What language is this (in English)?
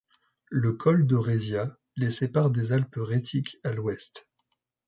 French